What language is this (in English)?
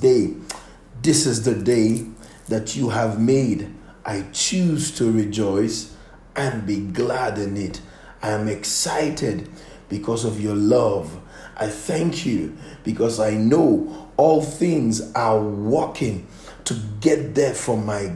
English